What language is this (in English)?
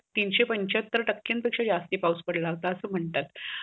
Marathi